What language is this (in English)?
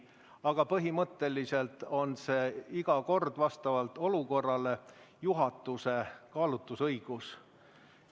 Estonian